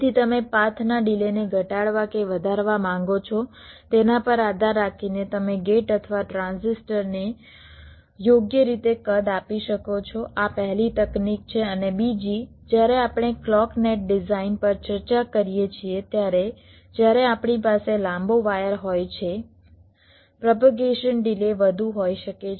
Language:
Gujarati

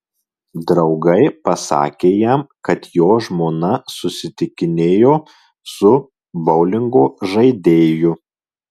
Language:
Lithuanian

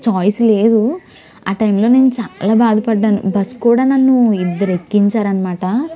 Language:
Telugu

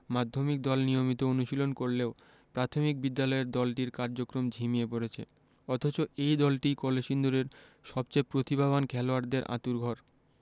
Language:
Bangla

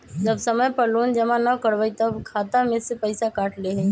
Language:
Magahi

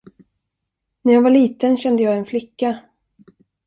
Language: Swedish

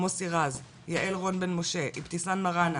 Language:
Hebrew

